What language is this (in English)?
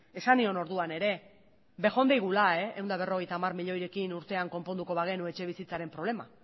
Basque